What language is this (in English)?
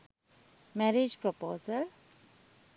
Sinhala